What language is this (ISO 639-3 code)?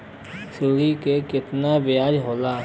bho